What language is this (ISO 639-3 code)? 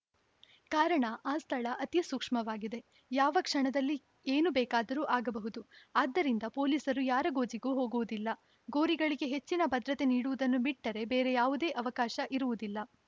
kan